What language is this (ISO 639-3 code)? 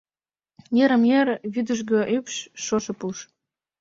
chm